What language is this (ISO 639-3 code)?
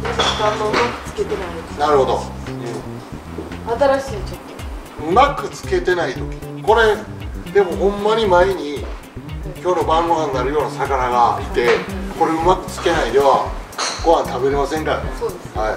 jpn